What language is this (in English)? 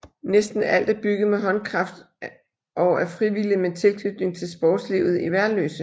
Danish